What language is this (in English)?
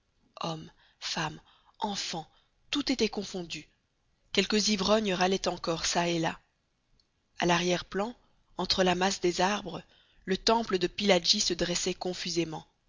French